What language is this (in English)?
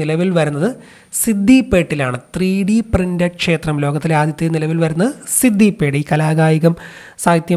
Malayalam